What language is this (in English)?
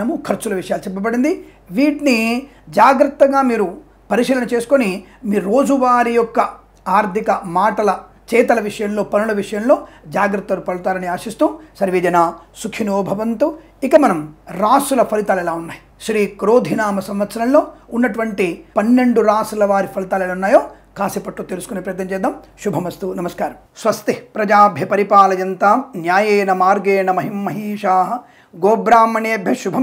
Telugu